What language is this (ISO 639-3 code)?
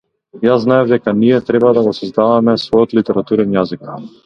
mkd